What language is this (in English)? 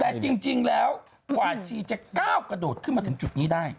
Thai